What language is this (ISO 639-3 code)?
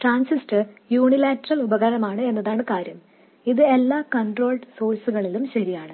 mal